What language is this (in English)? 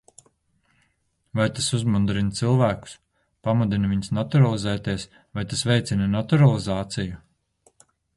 Latvian